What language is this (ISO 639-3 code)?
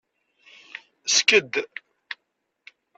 kab